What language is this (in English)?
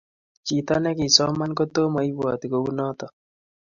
Kalenjin